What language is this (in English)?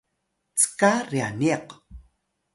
Atayal